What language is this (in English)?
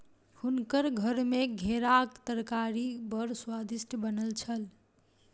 Maithili